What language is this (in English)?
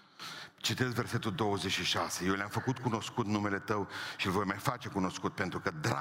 Romanian